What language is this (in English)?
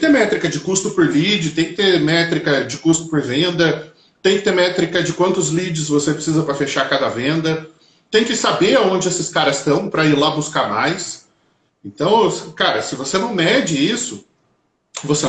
Portuguese